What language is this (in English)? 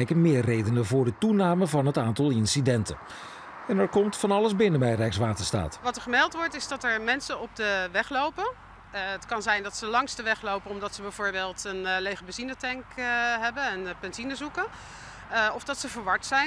Dutch